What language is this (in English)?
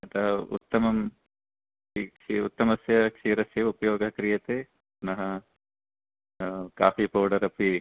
Sanskrit